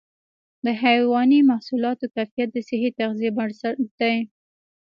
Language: Pashto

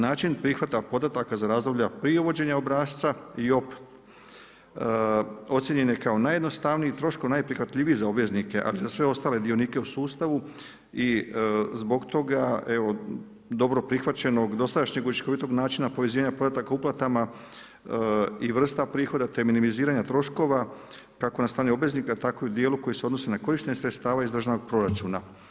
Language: Croatian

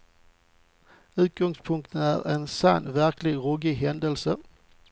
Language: Swedish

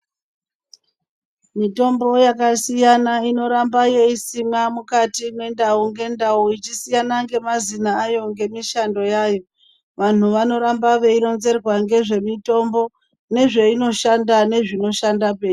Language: Ndau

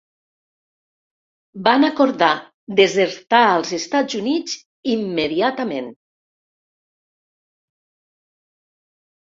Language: Catalan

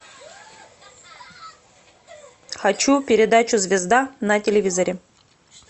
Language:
Russian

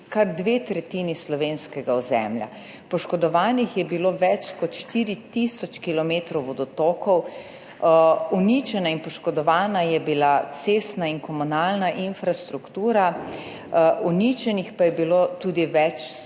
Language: Slovenian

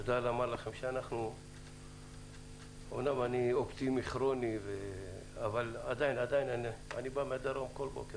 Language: Hebrew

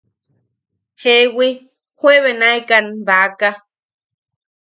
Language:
Yaqui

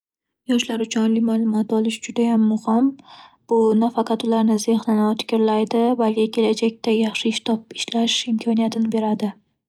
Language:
Uzbek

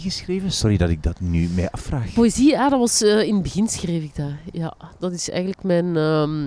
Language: Dutch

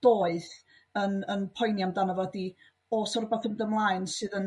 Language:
Welsh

